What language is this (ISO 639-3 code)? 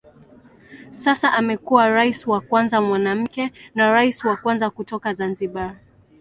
swa